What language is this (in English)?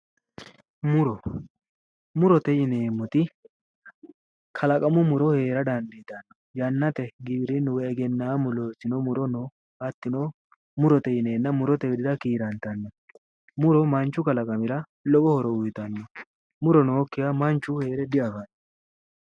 Sidamo